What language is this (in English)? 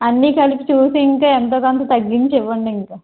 Telugu